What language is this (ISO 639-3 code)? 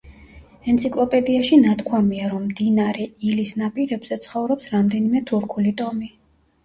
kat